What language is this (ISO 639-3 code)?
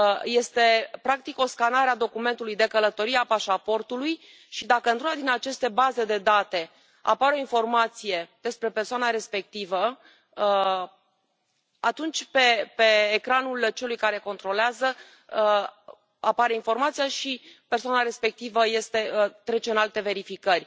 ron